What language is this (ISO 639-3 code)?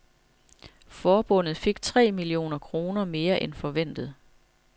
dan